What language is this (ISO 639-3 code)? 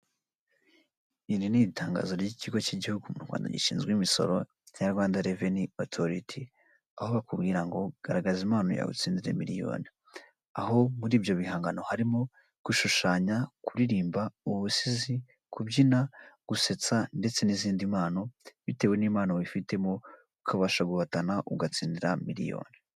kin